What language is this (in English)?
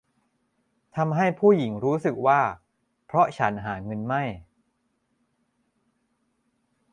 Thai